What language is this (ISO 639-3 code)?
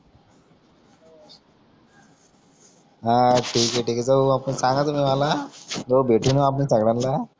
mar